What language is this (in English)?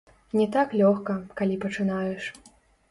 Belarusian